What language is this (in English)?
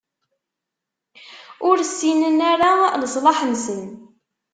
Kabyle